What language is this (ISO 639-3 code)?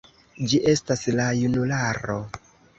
epo